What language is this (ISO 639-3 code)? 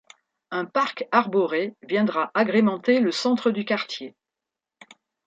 fra